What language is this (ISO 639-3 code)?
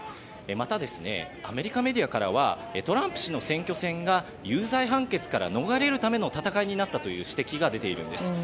jpn